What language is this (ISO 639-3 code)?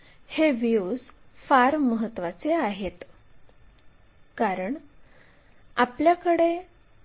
mar